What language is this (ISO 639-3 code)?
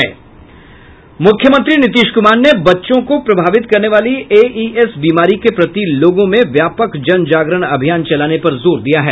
hin